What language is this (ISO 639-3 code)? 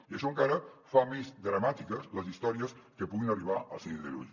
cat